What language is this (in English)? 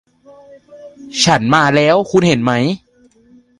Thai